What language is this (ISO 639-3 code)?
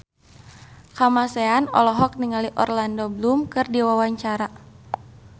sun